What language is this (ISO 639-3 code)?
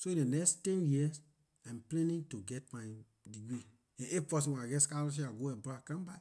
lir